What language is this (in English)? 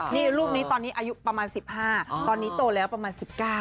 Thai